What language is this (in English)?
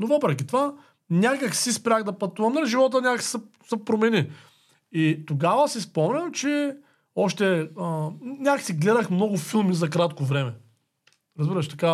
Bulgarian